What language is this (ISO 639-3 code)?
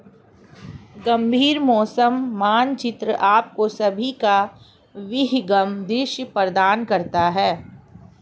hin